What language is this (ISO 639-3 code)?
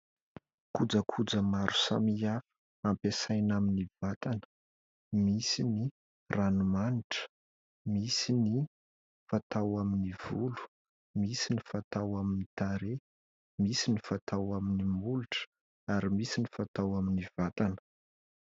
mlg